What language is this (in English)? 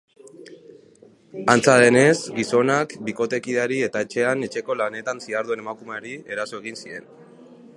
Basque